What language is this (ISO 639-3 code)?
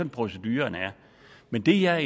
dan